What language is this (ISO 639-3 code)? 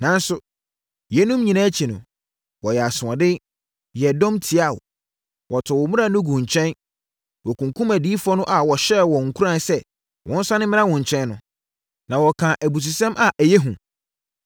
aka